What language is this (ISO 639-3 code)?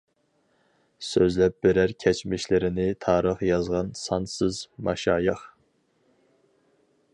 uig